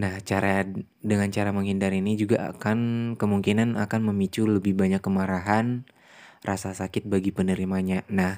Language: Indonesian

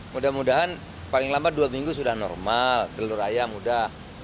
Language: Indonesian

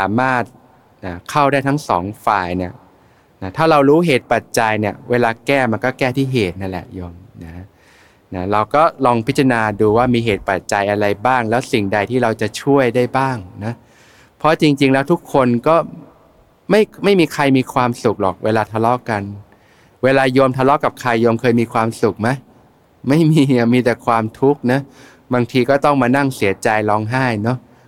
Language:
Thai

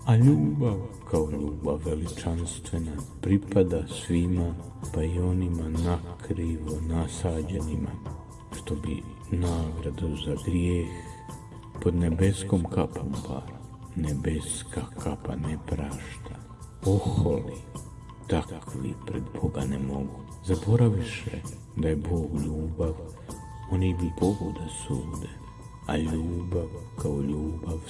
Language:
Croatian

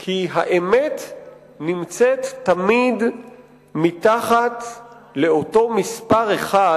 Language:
Hebrew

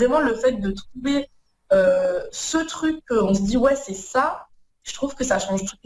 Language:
French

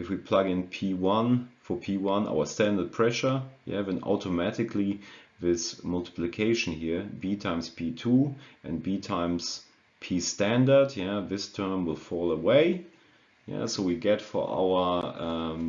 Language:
English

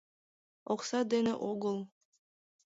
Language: Mari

